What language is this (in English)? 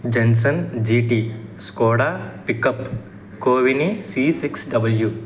Telugu